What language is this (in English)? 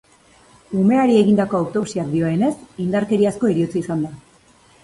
Basque